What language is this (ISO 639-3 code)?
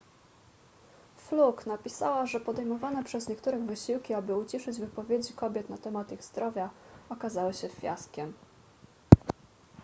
pol